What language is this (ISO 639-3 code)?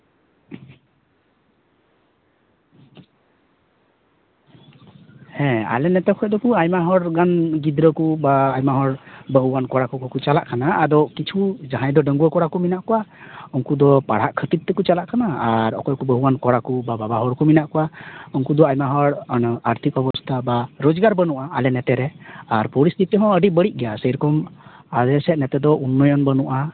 sat